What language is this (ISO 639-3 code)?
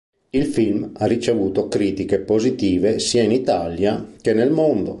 ita